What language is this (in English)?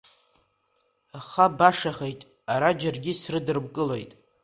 Abkhazian